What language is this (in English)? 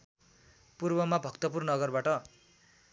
Nepali